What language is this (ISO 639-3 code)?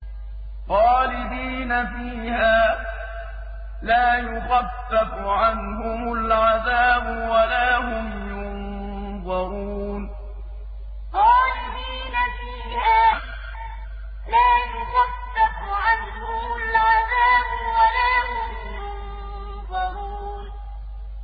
ara